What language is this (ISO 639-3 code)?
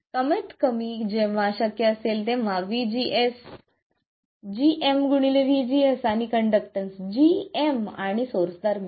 mar